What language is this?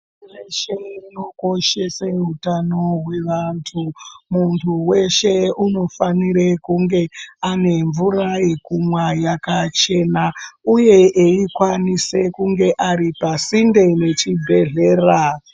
Ndau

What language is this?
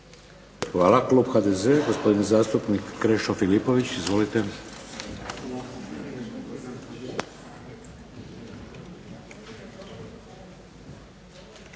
Croatian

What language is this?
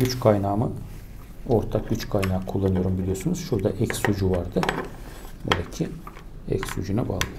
Turkish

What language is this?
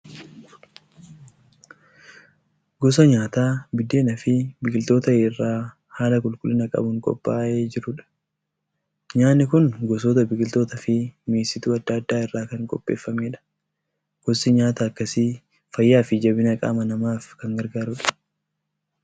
Oromo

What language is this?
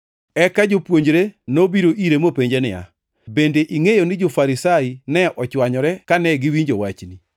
Luo (Kenya and Tanzania)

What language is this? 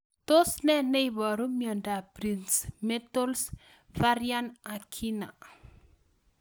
Kalenjin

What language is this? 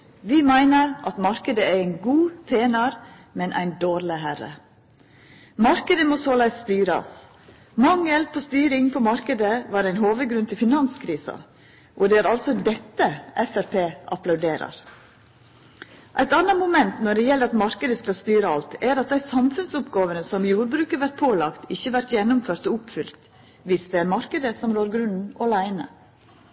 Norwegian Nynorsk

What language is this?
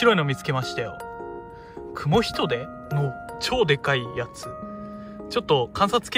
Japanese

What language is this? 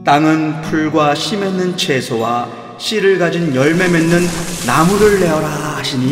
Korean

